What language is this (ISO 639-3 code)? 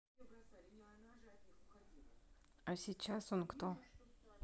rus